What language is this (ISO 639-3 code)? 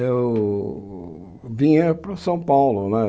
por